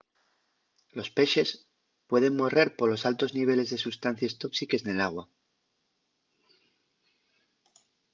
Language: Asturian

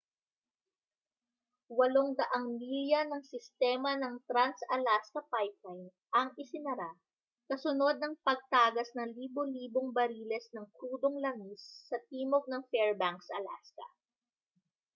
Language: Filipino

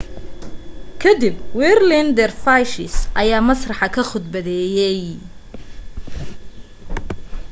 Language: Somali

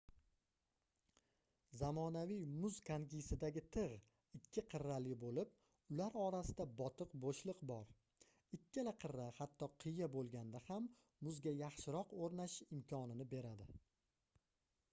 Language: Uzbek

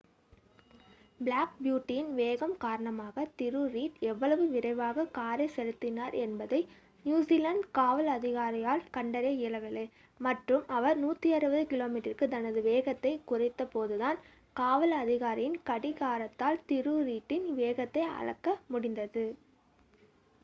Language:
Tamil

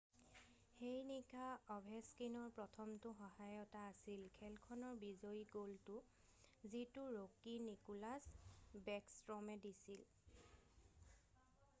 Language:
Assamese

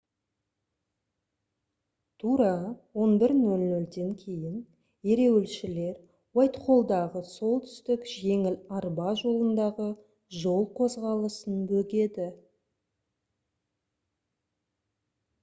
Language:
Kazakh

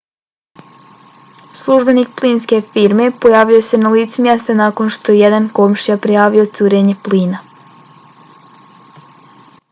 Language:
Bosnian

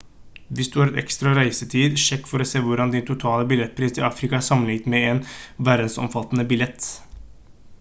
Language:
Norwegian Bokmål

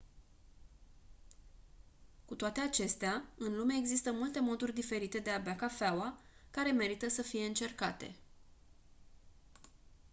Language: Romanian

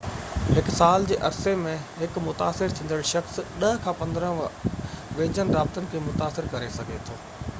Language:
Sindhi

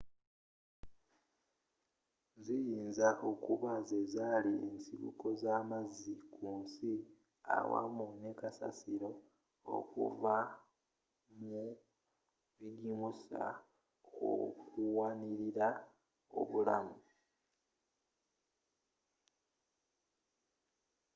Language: Ganda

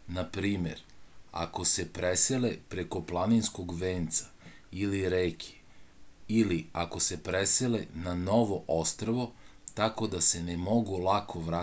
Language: Serbian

